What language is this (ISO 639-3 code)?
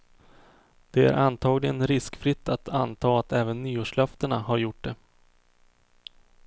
swe